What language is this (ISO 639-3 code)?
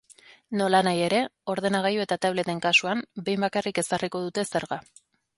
eus